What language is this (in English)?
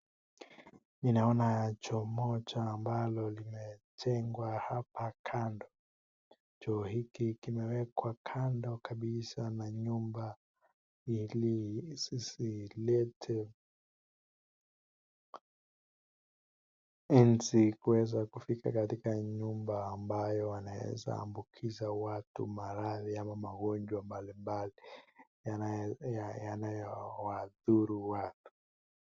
Swahili